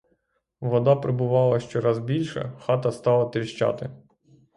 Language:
Ukrainian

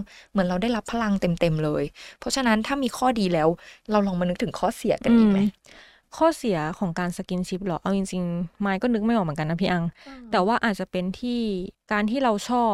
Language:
Thai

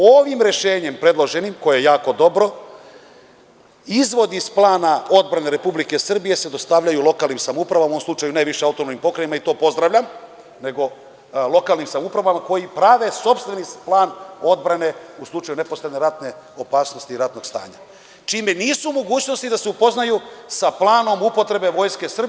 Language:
Serbian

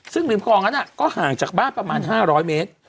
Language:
Thai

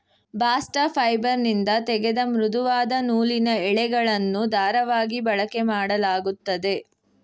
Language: Kannada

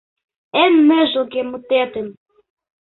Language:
Mari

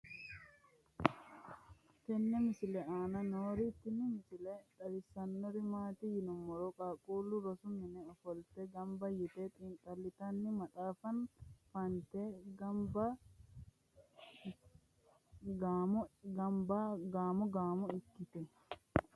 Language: Sidamo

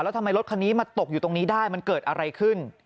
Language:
Thai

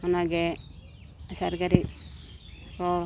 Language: Santali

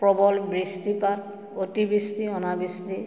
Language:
Assamese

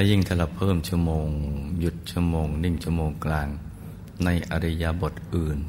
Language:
Thai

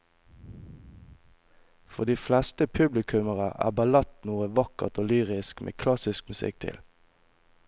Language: Norwegian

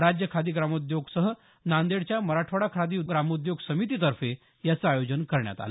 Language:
Marathi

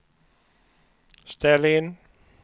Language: Swedish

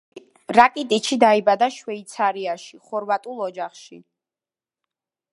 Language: Georgian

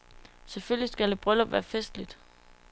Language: Danish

